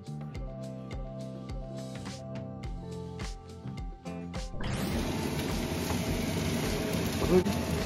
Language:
Japanese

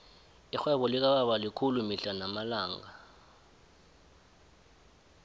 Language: South Ndebele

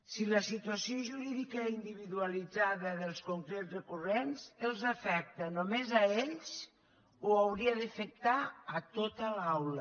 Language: Catalan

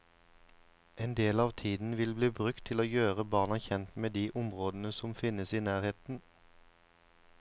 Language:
Norwegian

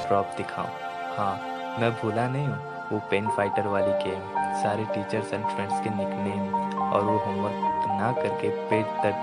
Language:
Hindi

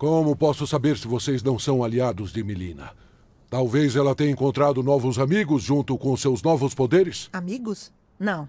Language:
Portuguese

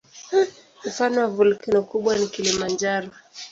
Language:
Swahili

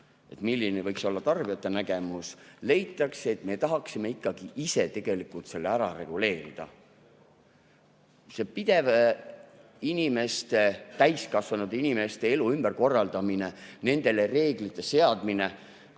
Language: Estonian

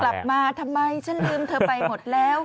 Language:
Thai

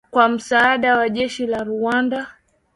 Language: Swahili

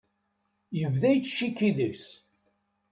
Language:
Kabyle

